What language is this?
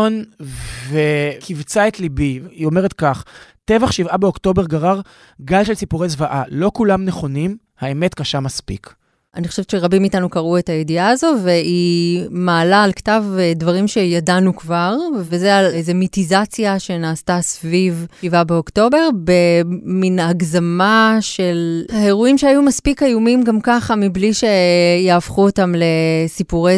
Hebrew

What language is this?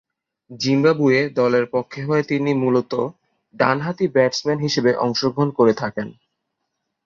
Bangla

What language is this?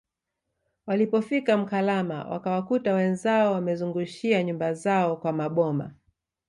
Swahili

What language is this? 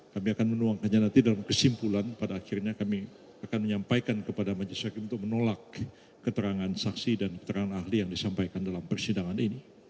Indonesian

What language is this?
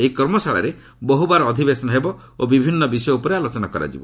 Odia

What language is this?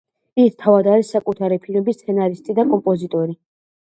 Georgian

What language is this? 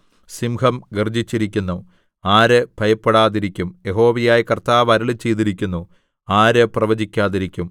Malayalam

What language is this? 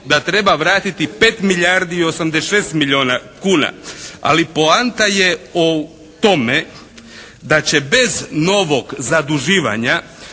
Croatian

